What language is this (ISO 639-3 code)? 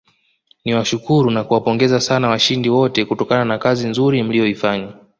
swa